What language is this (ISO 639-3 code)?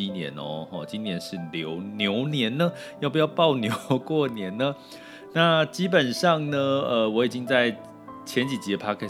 zho